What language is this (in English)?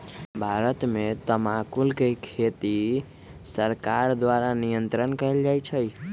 Magahi